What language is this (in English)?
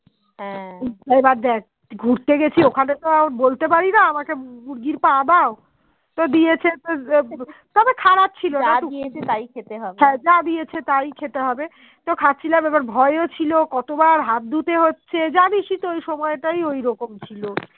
Bangla